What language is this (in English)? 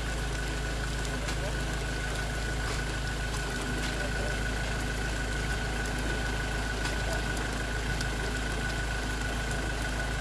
Vietnamese